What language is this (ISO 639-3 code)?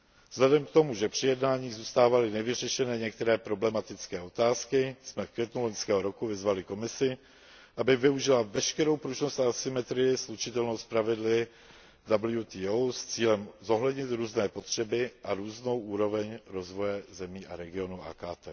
ces